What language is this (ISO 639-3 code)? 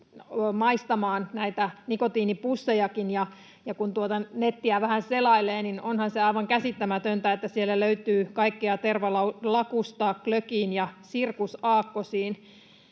fin